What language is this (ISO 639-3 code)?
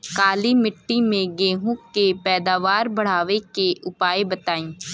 bho